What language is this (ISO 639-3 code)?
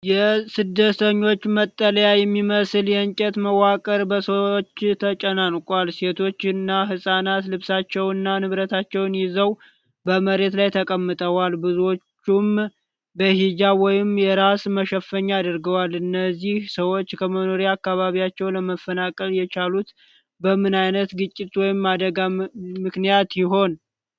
amh